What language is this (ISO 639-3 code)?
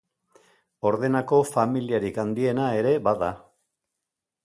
eus